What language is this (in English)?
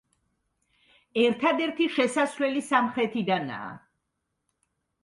Georgian